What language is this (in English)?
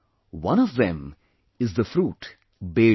English